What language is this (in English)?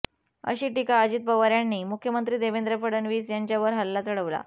Marathi